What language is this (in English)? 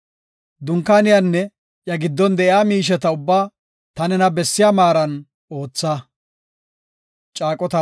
Gofa